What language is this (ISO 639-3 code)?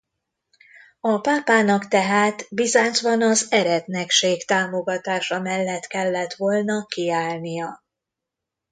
hun